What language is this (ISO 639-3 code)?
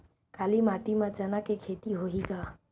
hne